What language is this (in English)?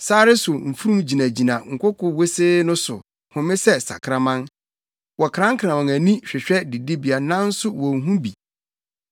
Akan